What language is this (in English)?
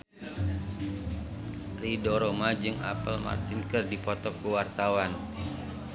Sundanese